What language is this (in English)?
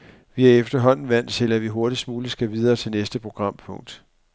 Danish